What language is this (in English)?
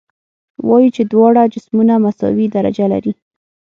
Pashto